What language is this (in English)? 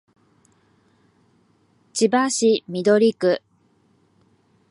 Japanese